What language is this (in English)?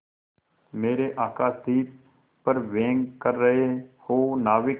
Hindi